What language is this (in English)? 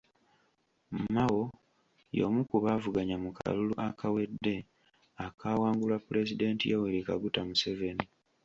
Ganda